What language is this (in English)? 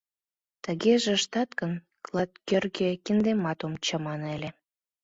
Mari